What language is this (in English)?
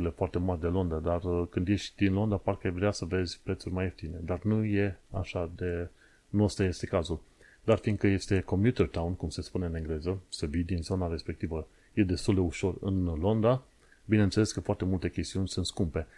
Romanian